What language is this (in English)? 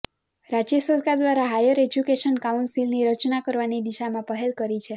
Gujarati